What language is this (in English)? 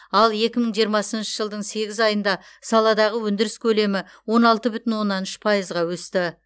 Kazakh